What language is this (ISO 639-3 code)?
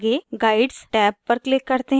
hin